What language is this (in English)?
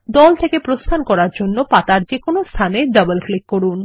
Bangla